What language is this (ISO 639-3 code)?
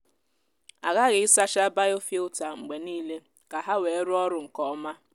ibo